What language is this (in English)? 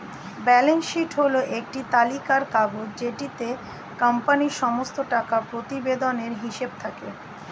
Bangla